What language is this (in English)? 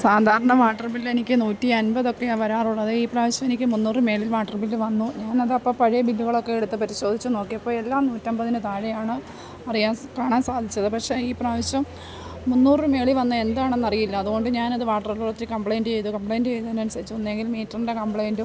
Malayalam